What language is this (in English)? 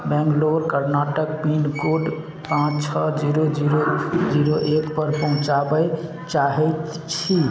Maithili